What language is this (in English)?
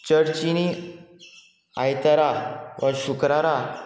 Konkani